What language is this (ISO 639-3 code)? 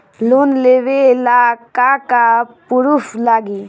bho